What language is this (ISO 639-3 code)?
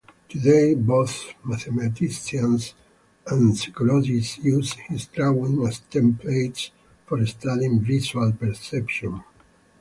eng